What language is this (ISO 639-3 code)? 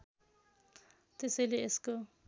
nep